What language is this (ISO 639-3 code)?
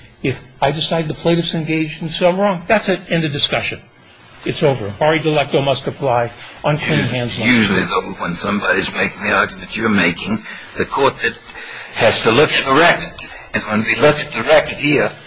eng